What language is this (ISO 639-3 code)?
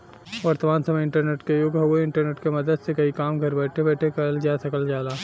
bho